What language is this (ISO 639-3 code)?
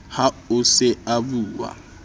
sot